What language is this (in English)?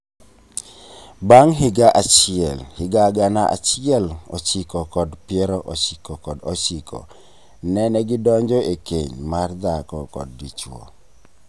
Luo (Kenya and Tanzania)